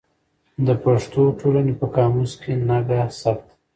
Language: Pashto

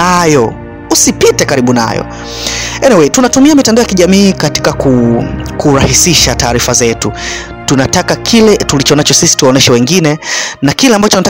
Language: Swahili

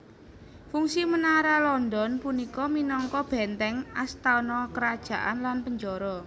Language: Javanese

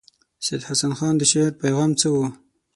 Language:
Pashto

